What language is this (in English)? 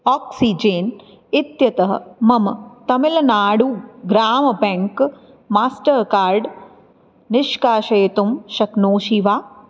Sanskrit